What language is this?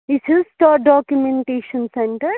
Kashmiri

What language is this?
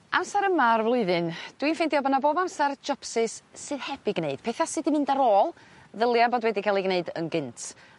Welsh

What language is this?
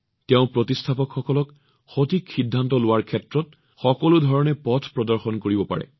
Assamese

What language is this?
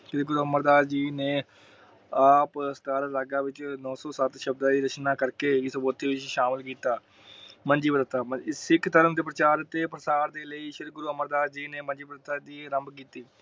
Punjabi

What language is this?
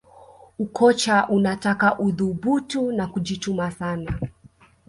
Swahili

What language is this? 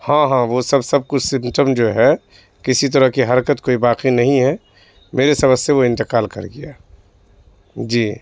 Urdu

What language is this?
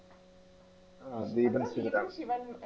Malayalam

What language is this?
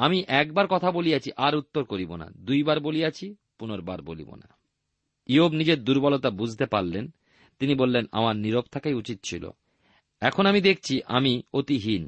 Bangla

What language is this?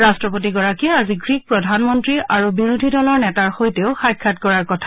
Assamese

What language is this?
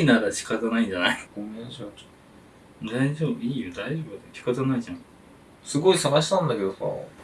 Japanese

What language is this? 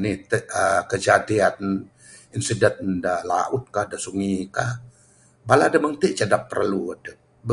Bukar-Sadung Bidayuh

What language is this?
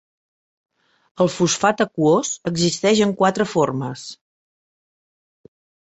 Catalan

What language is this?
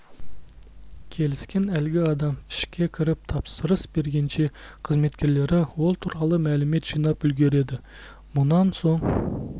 Kazakh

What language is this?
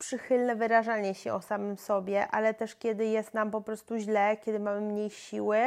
Polish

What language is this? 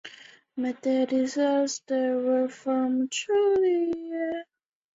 Chinese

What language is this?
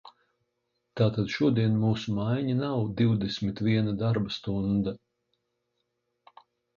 Latvian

